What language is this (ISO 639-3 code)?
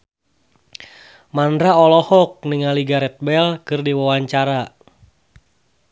sun